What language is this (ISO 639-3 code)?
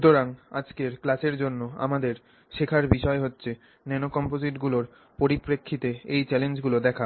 ben